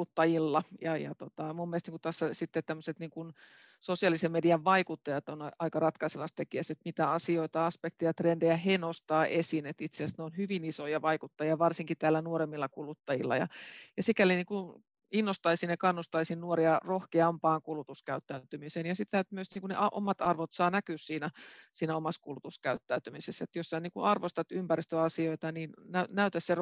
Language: Finnish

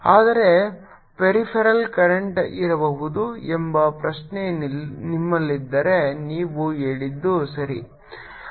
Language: Kannada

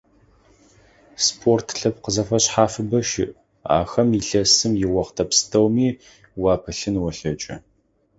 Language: Adyghe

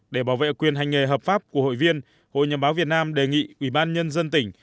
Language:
Vietnamese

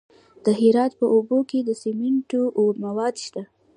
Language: Pashto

